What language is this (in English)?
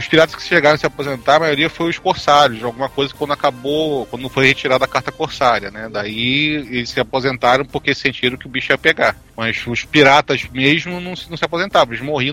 Portuguese